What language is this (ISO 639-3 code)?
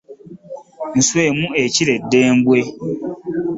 lug